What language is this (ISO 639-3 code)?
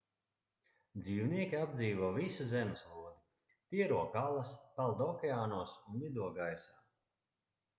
lav